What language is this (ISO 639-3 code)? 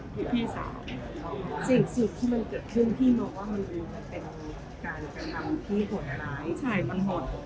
tha